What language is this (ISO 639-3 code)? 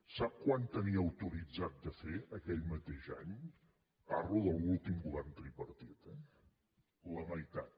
cat